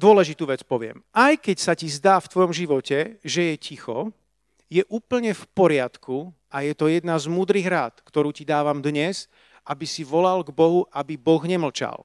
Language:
Slovak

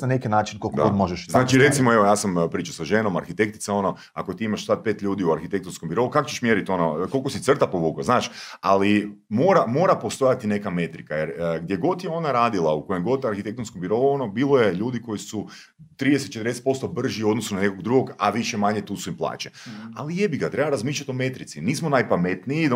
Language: Croatian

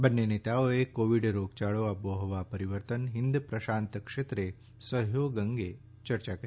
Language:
Gujarati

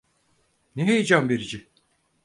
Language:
Turkish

